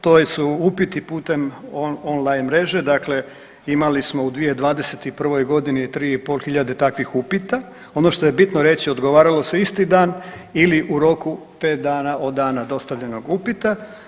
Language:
Croatian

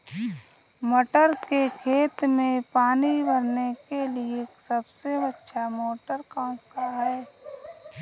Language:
Hindi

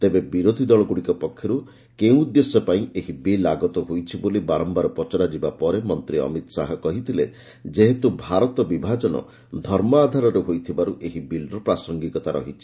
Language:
Odia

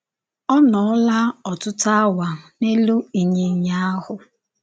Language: Igbo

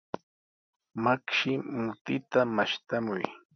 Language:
Sihuas Ancash Quechua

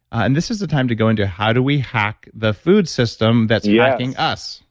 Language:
English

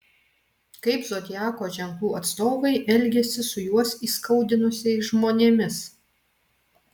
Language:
Lithuanian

